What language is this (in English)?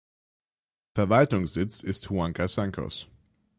German